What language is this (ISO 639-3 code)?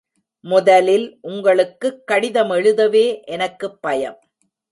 tam